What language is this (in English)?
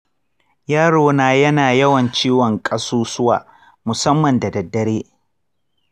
Hausa